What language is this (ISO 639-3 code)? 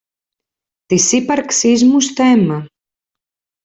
ell